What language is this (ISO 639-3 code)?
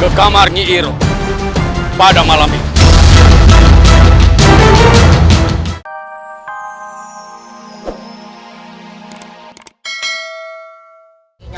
ind